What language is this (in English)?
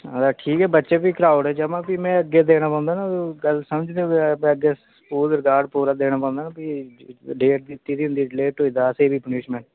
Dogri